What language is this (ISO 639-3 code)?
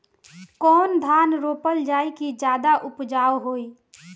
bho